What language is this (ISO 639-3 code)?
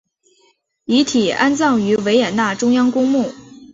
zho